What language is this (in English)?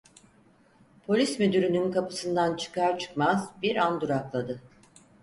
Turkish